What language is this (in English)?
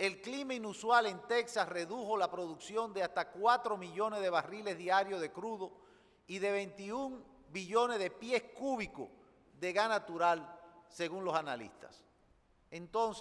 Spanish